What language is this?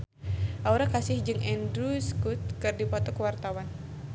Sundanese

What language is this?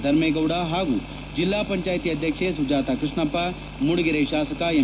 Kannada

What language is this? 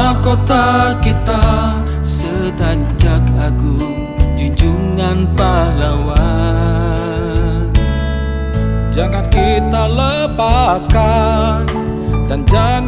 Indonesian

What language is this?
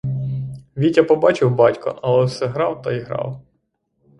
Ukrainian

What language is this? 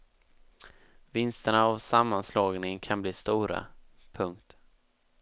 Swedish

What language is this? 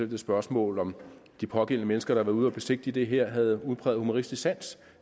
Danish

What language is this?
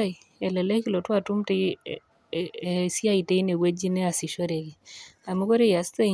Masai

